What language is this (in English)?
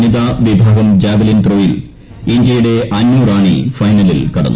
Malayalam